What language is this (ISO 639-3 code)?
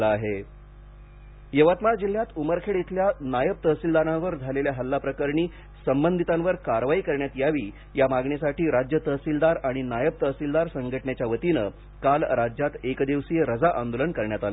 mar